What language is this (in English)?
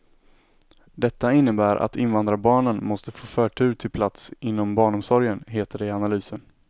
Swedish